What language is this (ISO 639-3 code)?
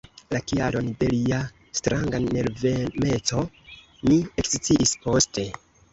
epo